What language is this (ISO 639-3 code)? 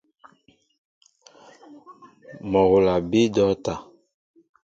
mbo